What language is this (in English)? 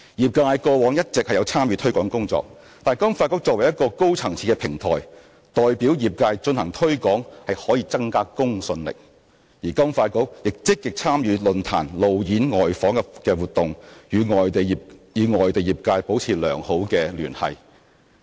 Cantonese